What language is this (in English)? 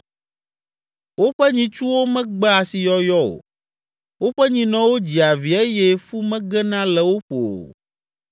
Ewe